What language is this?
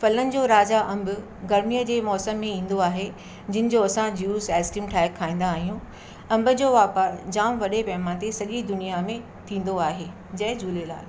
Sindhi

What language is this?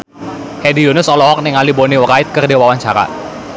Sundanese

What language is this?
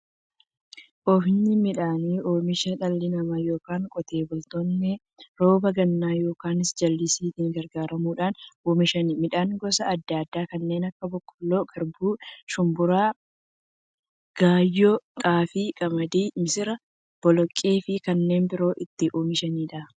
Oromo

